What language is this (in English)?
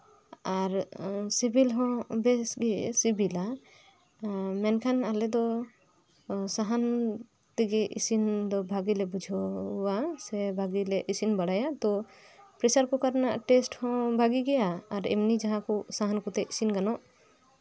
Santali